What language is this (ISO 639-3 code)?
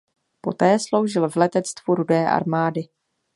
ces